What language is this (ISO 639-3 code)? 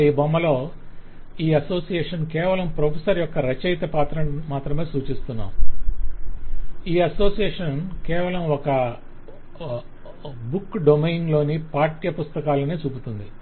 tel